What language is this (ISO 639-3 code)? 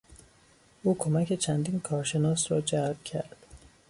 fas